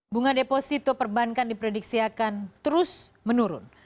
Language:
Indonesian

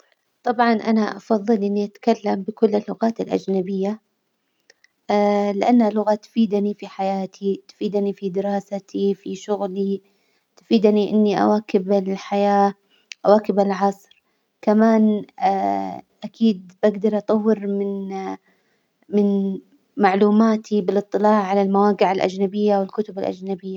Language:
Hijazi Arabic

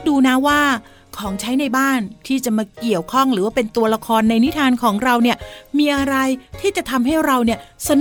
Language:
Thai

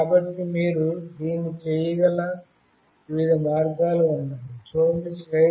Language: Telugu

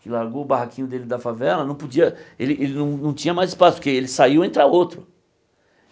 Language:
Portuguese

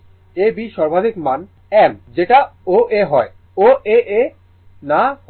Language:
Bangla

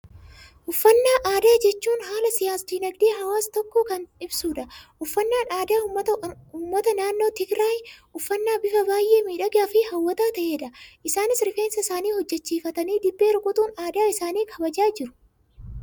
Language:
Oromo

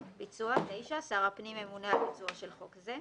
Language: Hebrew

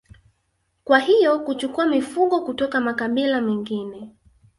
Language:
Swahili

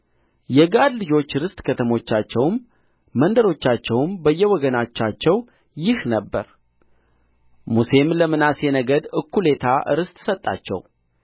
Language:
Amharic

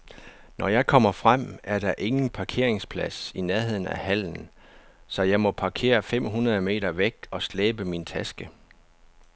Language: Danish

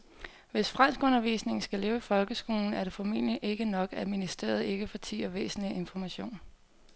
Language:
Danish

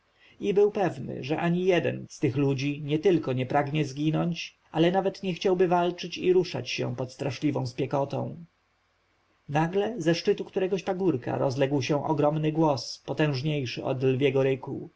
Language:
Polish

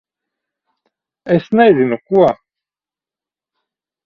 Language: Latvian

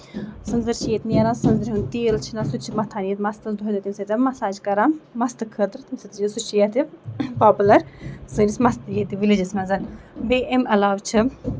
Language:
Kashmiri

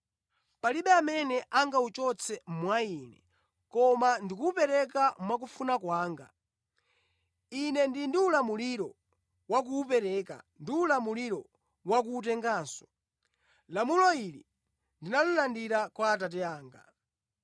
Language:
Nyanja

